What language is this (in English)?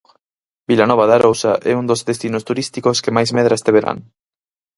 Galician